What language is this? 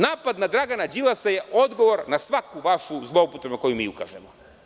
Serbian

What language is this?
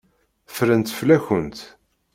Kabyle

